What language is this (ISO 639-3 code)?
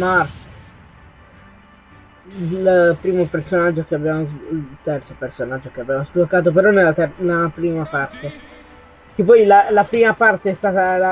ita